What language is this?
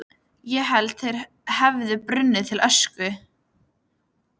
Icelandic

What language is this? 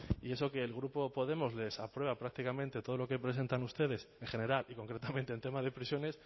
Spanish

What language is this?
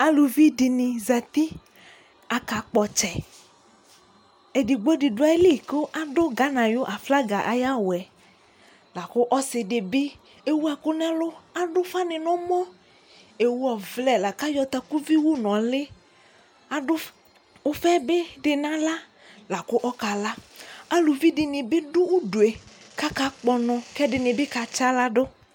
Ikposo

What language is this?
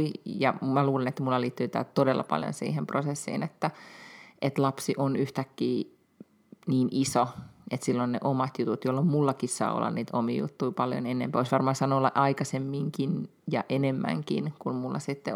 Finnish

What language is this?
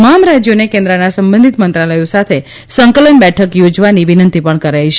Gujarati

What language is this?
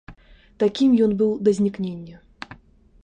Belarusian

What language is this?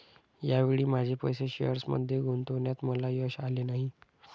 Marathi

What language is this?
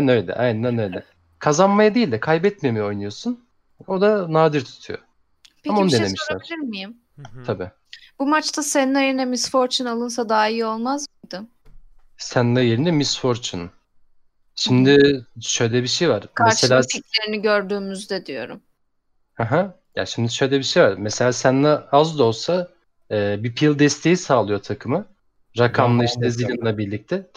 Turkish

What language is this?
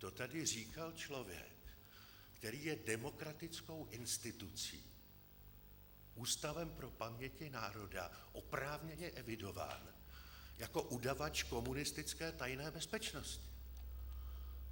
Czech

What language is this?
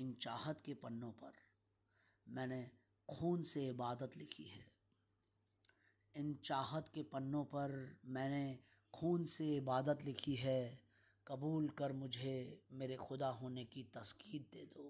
Hindi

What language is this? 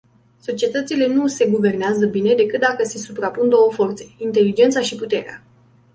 Romanian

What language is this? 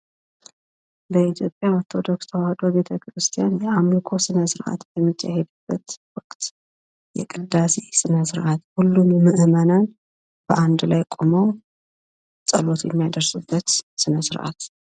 Amharic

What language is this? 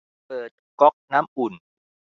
Thai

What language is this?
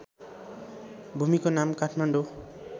Nepali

